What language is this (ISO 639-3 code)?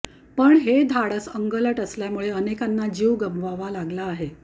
mar